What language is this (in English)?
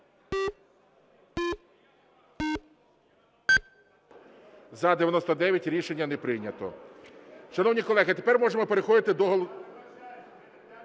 Ukrainian